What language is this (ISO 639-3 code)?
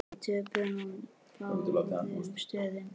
isl